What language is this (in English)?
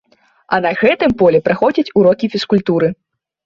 Belarusian